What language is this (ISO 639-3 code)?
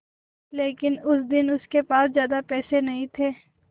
hin